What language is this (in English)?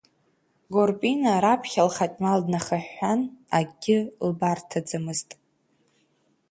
Abkhazian